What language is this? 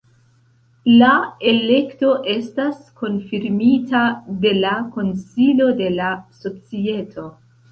Esperanto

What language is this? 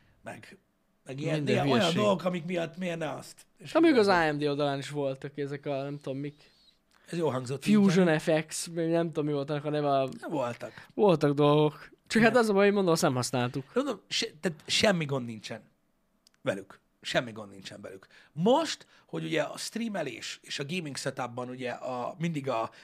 Hungarian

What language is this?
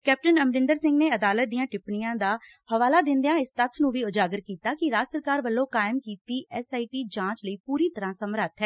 Punjabi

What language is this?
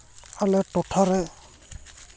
Santali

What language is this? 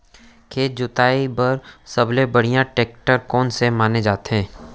Chhattisgarhi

